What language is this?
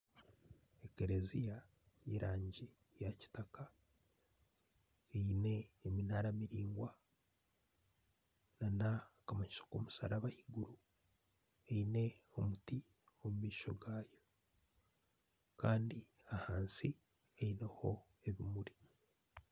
Nyankole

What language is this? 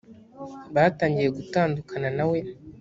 Kinyarwanda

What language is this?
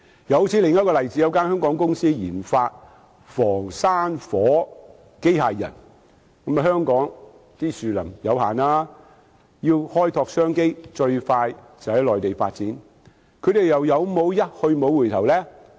Cantonese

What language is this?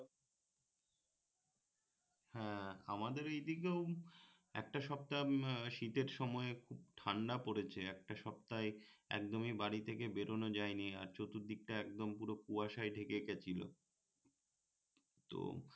Bangla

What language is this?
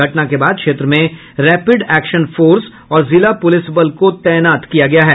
Hindi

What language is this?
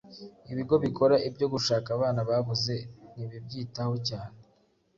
Kinyarwanda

